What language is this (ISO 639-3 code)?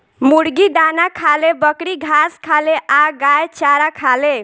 bho